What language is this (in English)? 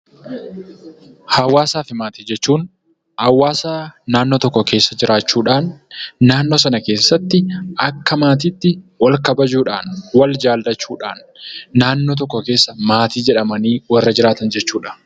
Oromo